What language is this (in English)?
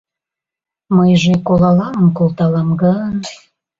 Mari